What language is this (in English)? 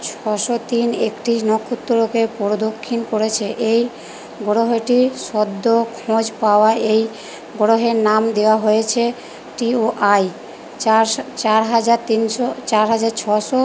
Bangla